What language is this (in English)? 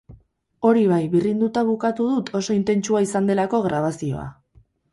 Basque